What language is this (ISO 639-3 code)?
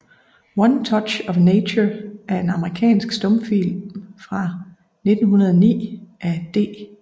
dan